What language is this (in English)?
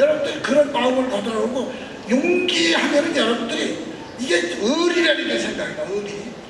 Korean